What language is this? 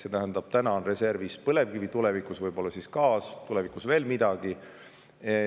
Estonian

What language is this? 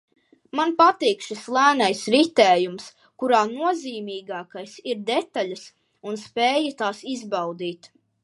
Latvian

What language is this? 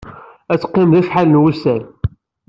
Kabyle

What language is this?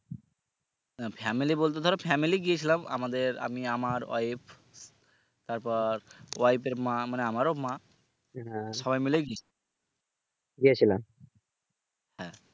Bangla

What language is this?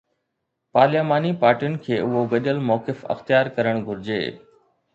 Sindhi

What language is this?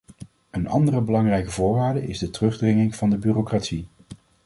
Dutch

